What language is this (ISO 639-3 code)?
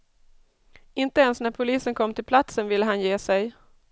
swe